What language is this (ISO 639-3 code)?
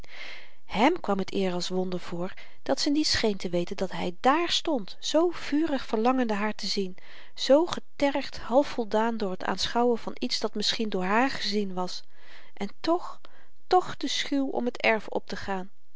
nld